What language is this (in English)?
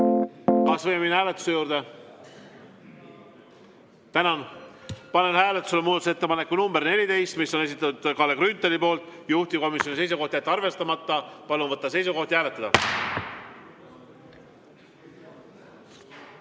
Estonian